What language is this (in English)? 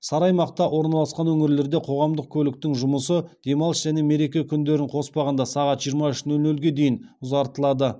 Kazakh